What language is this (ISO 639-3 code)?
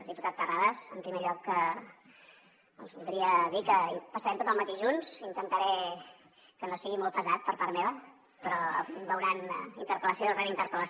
cat